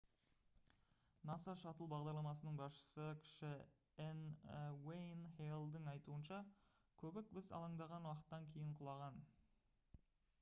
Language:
Kazakh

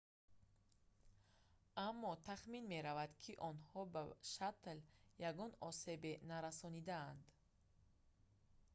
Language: Tajik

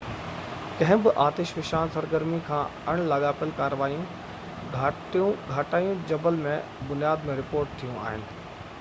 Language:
Sindhi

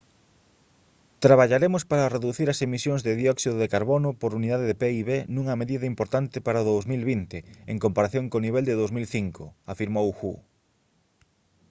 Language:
Galician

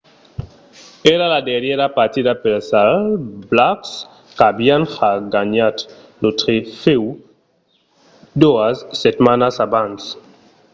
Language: Occitan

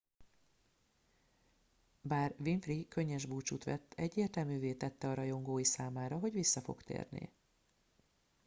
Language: Hungarian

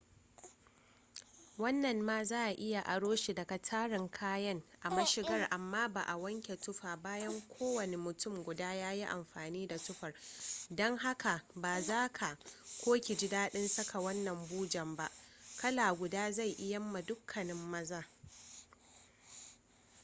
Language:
Hausa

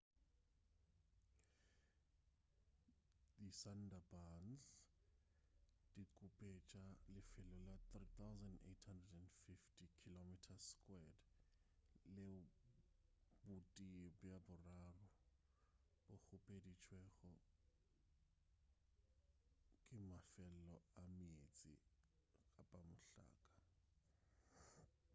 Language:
Northern Sotho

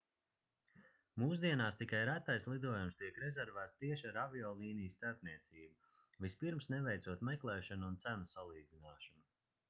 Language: Latvian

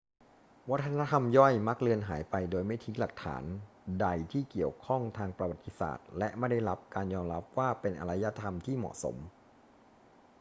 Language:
Thai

